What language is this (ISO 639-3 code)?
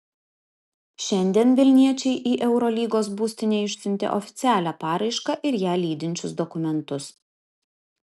lit